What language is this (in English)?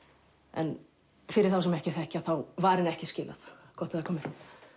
Icelandic